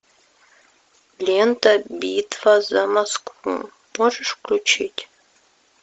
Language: Russian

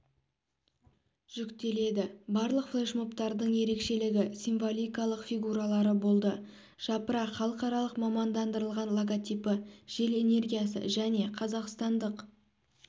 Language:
Kazakh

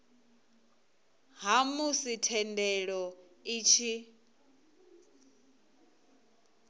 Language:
Venda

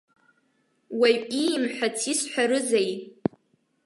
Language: Abkhazian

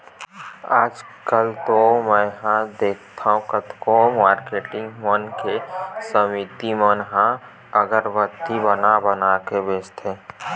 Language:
Chhattisgarhi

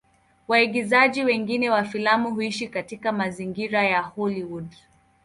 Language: Swahili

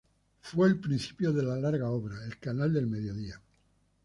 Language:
Spanish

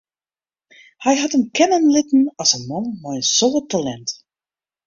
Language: Western Frisian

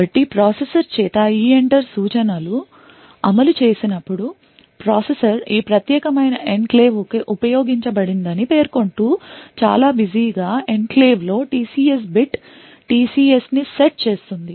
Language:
Telugu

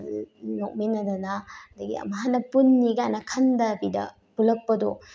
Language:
Manipuri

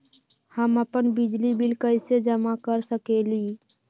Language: Magahi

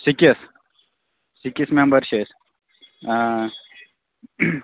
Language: Kashmiri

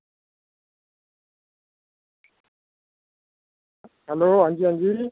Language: Dogri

